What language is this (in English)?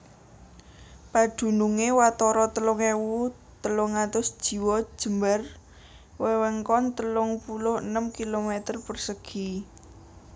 Javanese